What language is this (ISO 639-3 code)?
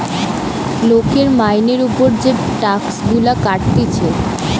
ben